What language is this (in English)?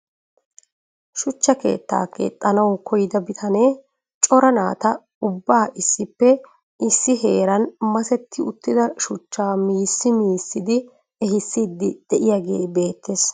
Wolaytta